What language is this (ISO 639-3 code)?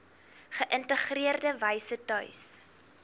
afr